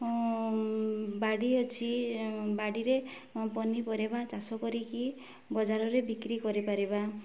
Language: Odia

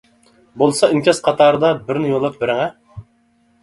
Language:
Uyghur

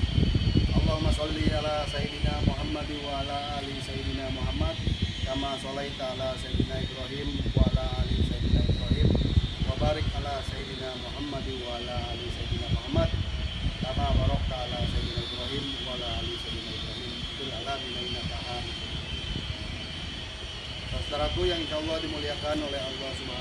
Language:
Indonesian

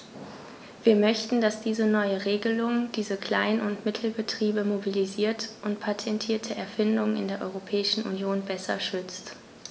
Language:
German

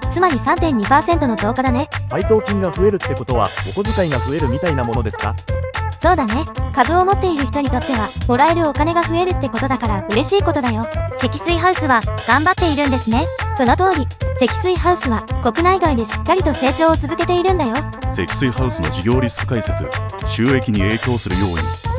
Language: Japanese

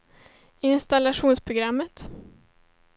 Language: Swedish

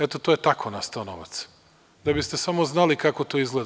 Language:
Serbian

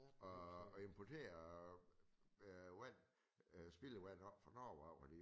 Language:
Danish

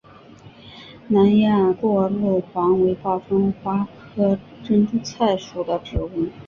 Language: Chinese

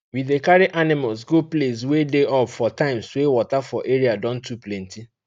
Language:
Nigerian Pidgin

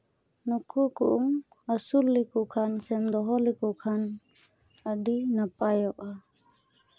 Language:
Santali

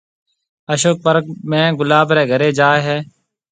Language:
Marwari (Pakistan)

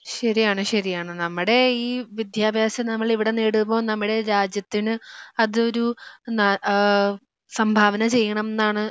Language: Malayalam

